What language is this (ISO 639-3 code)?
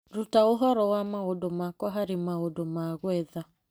kik